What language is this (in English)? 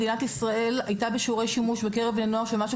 Hebrew